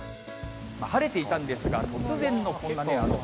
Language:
Japanese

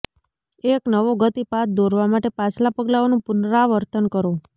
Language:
Gujarati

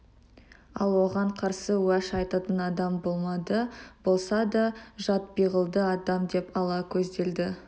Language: Kazakh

